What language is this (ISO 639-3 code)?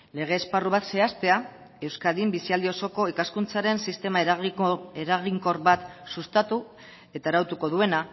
eus